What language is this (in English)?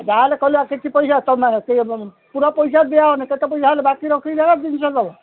Odia